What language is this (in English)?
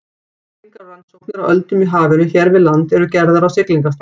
Icelandic